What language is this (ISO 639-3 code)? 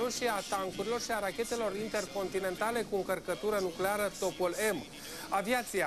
ron